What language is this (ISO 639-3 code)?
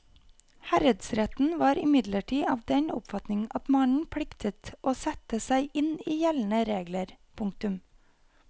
nor